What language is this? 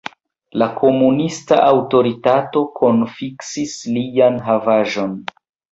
Esperanto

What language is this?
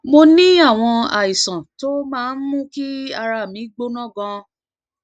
Yoruba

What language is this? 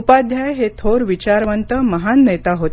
Marathi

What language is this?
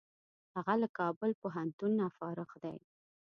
Pashto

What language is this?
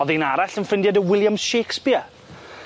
Welsh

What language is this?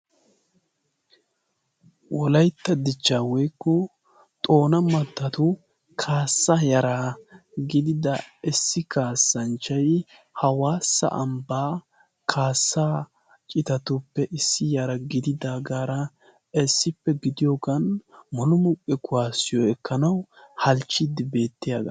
Wolaytta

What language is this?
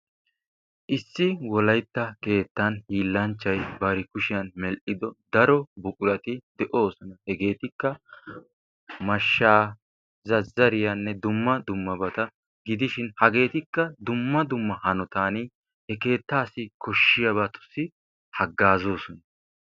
Wolaytta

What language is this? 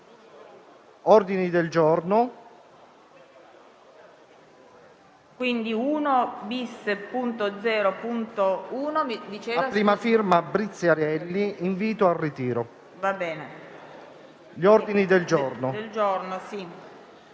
Italian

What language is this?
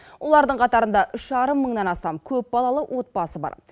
Kazakh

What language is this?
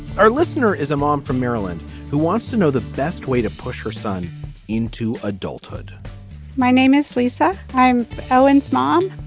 English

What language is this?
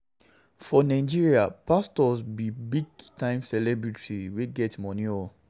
Nigerian Pidgin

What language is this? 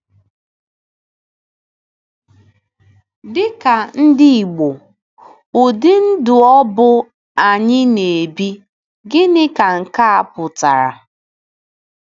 Igbo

